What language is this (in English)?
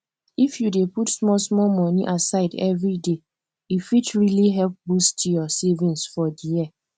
Nigerian Pidgin